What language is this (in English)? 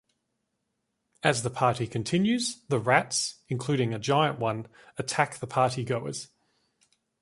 English